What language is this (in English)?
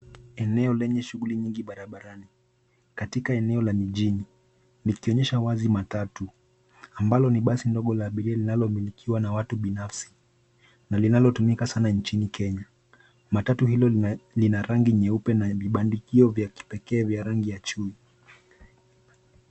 Swahili